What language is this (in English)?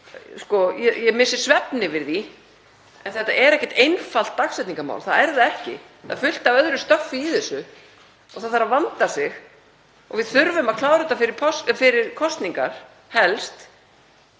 Icelandic